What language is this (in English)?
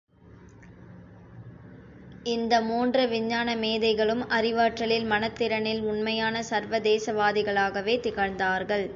Tamil